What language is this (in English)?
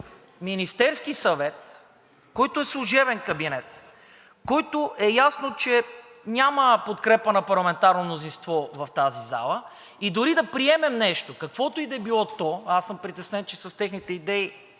Bulgarian